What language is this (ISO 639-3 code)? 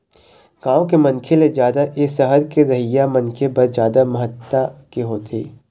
hne